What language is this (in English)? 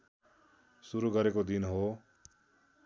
Nepali